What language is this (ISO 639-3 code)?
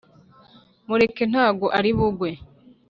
kin